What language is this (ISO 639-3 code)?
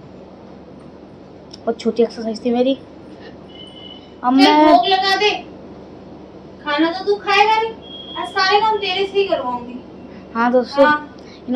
hin